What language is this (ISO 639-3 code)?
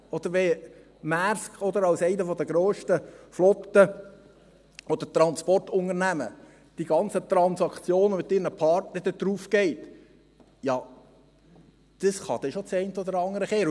gsw